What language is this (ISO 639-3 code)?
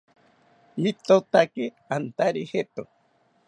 cpy